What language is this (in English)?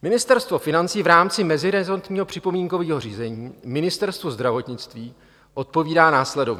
Czech